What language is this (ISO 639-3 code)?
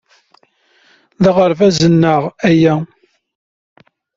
kab